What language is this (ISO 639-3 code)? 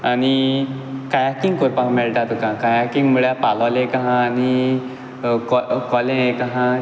kok